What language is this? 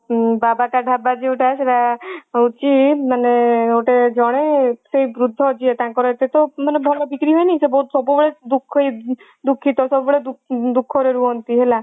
Odia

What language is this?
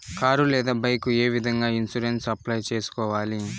Telugu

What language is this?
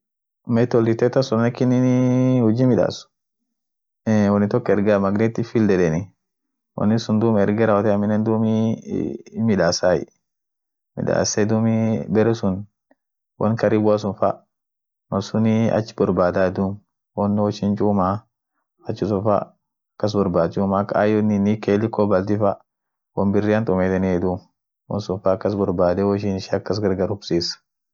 Orma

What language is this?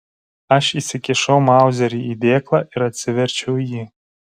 Lithuanian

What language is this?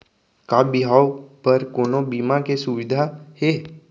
Chhattisgarhi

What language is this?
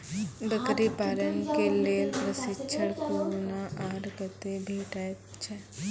Maithili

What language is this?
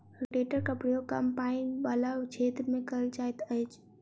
Maithili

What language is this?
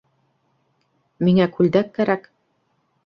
Bashkir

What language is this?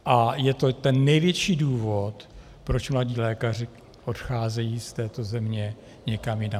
Czech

